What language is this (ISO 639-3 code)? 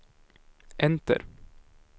swe